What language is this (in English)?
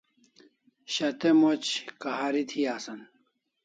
Kalasha